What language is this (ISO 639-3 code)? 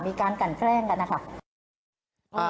tha